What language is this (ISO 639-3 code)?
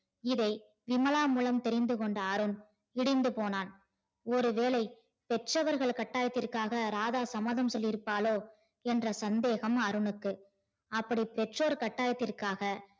tam